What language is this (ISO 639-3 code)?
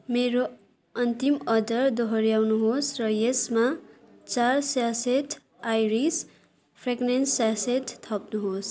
nep